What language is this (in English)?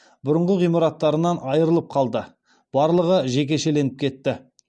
Kazakh